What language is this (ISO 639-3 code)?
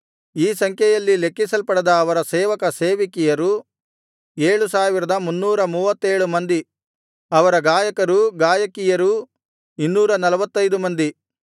kan